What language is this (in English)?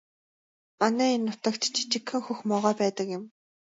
Mongolian